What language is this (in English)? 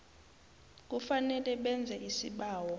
South Ndebele